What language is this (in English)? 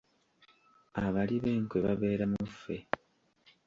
Ganda